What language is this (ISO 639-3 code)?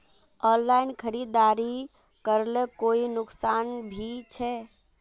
mag